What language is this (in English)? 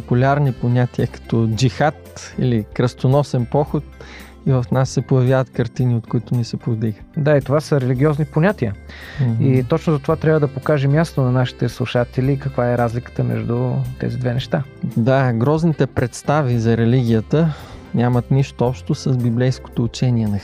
Bulgarian